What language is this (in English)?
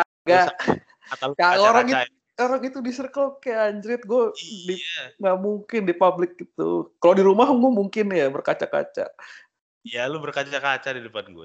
Indonesian